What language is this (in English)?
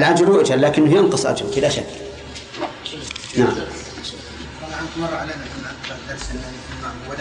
Arabic